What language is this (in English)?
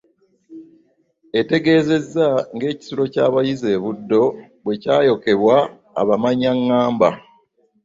Ganda